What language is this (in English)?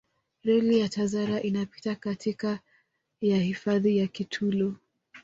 Swahili